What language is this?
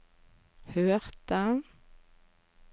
Norwegian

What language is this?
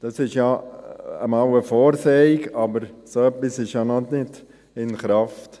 Swiss German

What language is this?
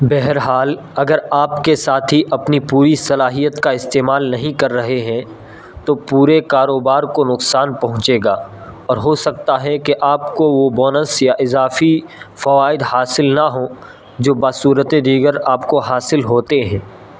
Urdu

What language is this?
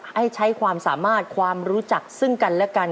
Thai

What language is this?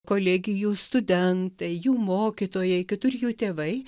Lithuanian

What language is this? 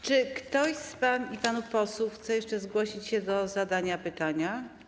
Polish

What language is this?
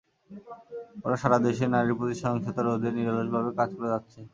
Bangla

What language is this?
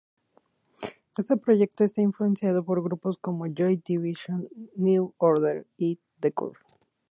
Spanish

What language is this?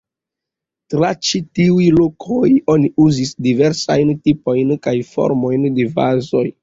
Esperanto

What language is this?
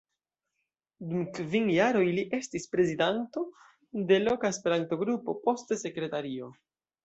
Esperanto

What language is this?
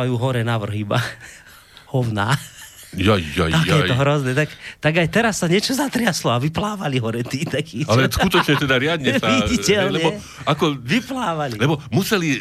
Slovak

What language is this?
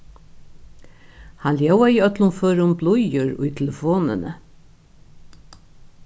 Faroese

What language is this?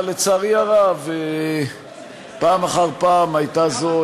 Hebrew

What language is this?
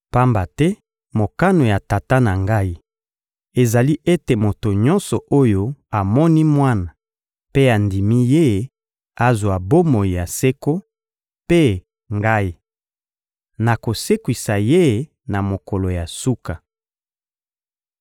Lingala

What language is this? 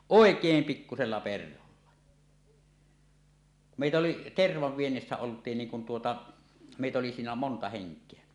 Finnish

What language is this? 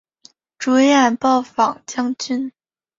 Chinese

